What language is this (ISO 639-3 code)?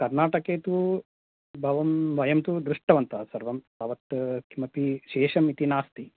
san